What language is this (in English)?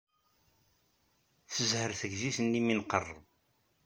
Kabyle